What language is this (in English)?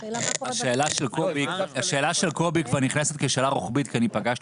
Hebrew